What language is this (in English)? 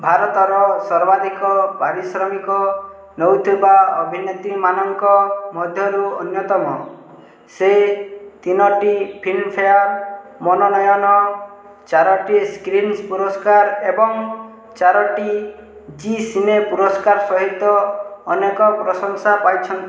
Odia